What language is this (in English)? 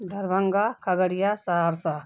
Urdu